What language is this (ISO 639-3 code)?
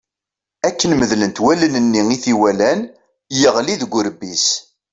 kab